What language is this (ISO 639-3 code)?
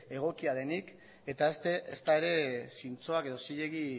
eus